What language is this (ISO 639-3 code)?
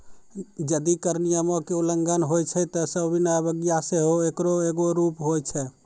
mai